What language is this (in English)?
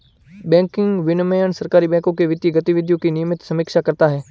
Hindi